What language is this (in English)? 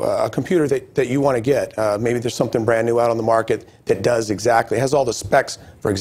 English